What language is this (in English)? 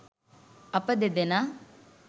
Sinhala